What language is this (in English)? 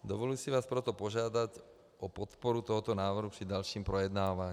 Czech